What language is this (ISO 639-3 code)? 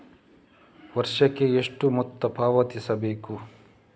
kan